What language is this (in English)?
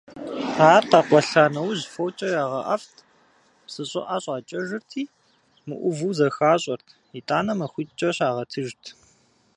Kabardian